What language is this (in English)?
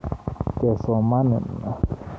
Kalenjin